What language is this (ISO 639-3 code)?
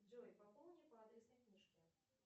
rus